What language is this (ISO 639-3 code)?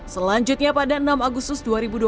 ind